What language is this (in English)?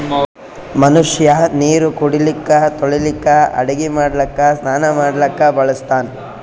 Kannada